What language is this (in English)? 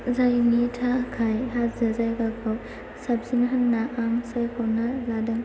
Bodo